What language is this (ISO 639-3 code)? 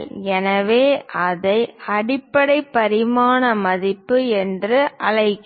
tam